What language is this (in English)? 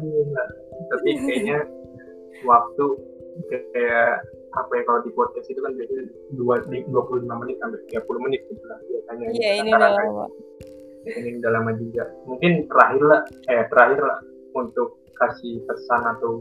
Indonesian